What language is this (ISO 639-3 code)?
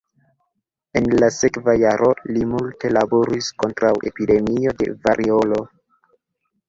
epo